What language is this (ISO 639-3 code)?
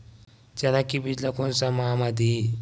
hne